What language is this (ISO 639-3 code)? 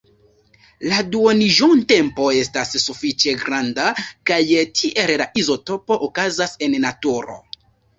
epo